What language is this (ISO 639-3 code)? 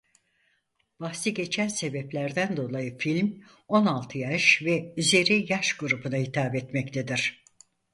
tur